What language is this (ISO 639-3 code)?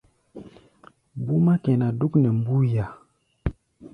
gba